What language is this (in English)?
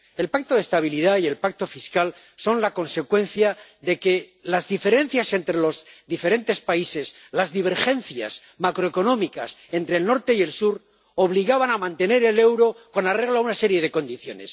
Spanish